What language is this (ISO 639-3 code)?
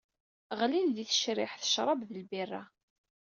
kab